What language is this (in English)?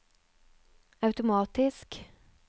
Norwegian